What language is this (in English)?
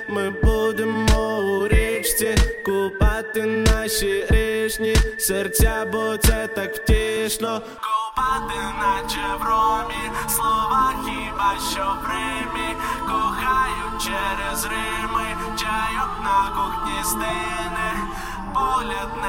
Ukrainian